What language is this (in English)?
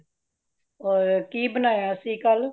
Punjabi